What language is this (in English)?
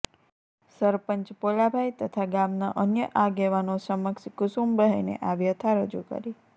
Gujarati